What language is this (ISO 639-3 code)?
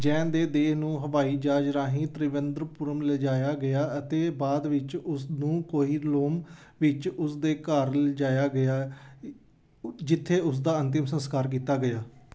pan